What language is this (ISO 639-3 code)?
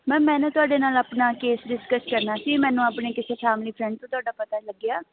pan